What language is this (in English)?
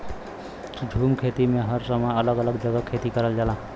Bhojpuri